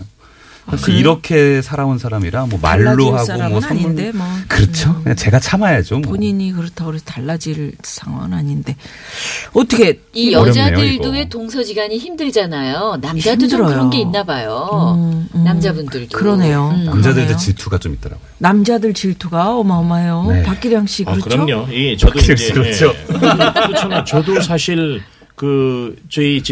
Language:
Korean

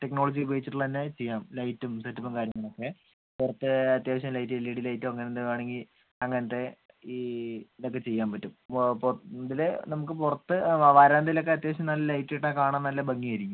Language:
Malayalam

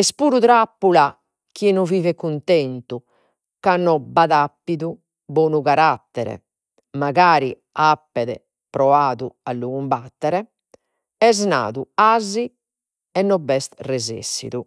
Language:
Sardinian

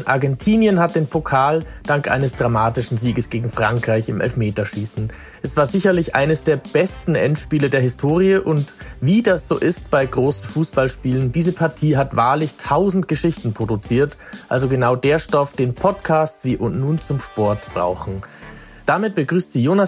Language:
German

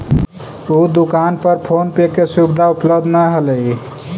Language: Magahi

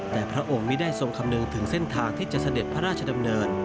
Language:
Thai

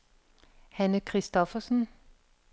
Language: Danish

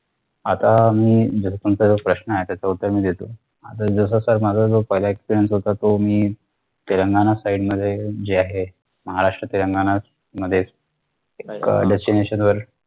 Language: Marathi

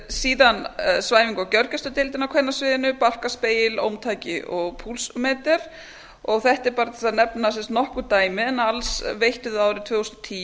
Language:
Icelandic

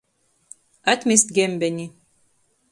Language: Latgalian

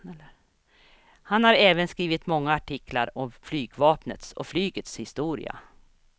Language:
Swedish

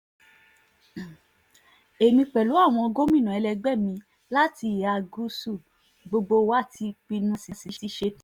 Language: Yoruba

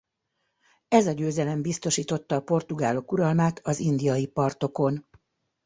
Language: Hungarian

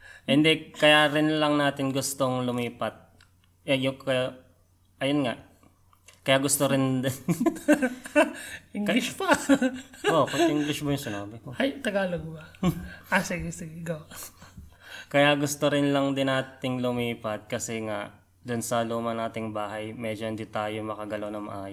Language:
Filipino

